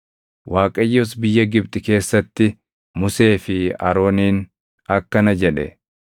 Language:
Oromo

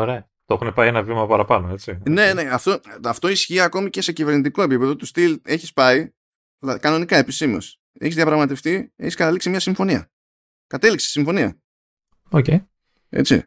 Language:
Greek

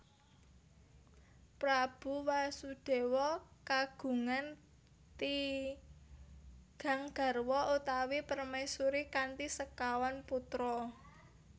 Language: Javanese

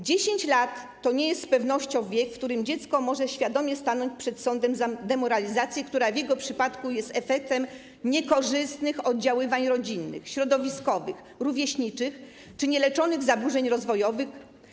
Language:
Polish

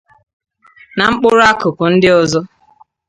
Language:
Igbo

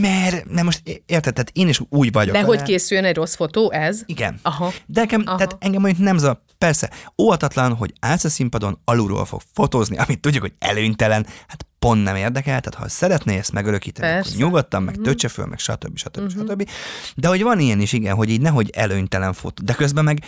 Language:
Hungarian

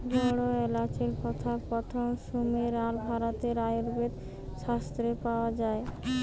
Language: Bangla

